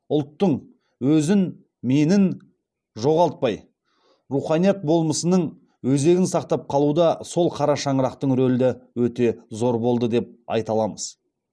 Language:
Kazakh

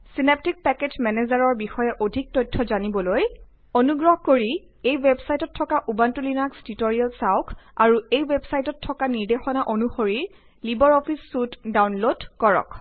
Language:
Assamese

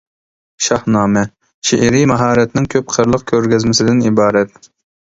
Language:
Uyghur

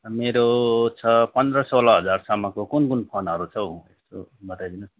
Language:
Nepali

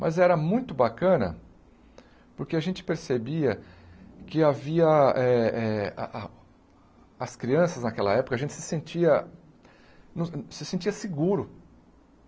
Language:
Portuguese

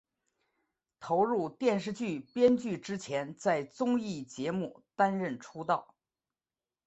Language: Chinese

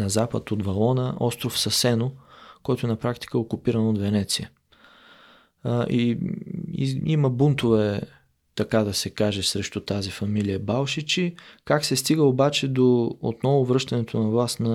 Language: Bulgarian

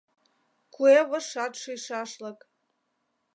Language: Mari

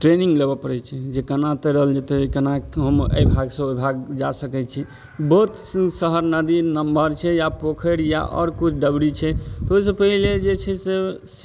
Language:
Maithili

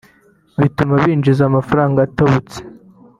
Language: Kinyarwanda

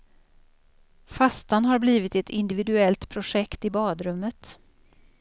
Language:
Swedish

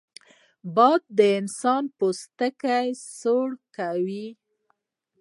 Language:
Pashto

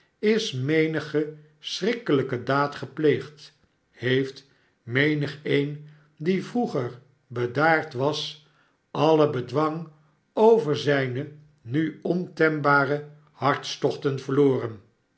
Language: Dutch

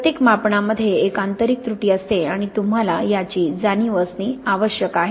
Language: Marathi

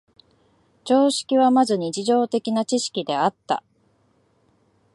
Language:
Japanese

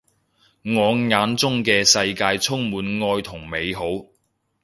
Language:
Cantonese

